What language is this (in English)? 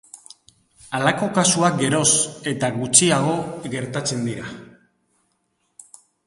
Basque